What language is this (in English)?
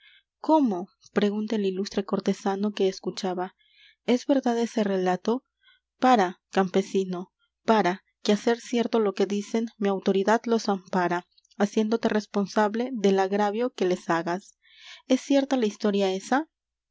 Spanish